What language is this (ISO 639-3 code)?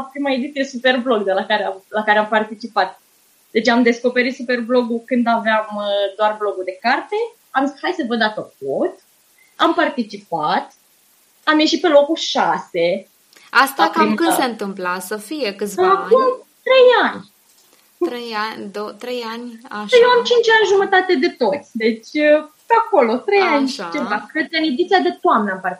ron